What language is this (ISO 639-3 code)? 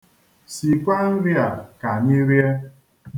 ibo